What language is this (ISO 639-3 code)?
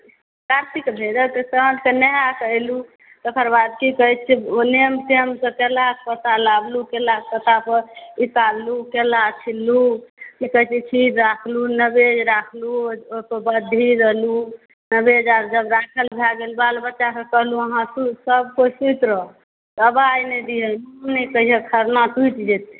mai